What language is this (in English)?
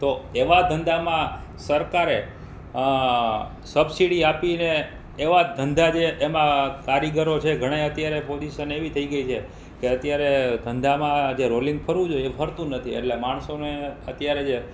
Gujarati